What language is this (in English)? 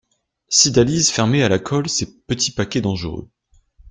French